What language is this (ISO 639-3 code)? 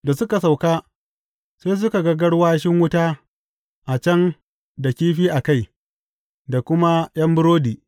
hau